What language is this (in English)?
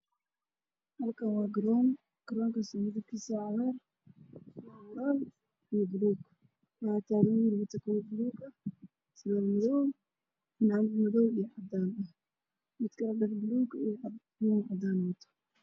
Somali